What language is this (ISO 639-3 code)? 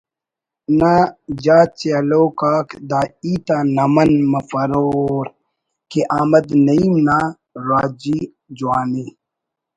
brh